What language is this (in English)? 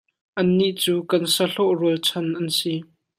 Hakha Chin